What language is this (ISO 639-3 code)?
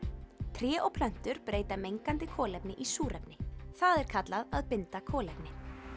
isl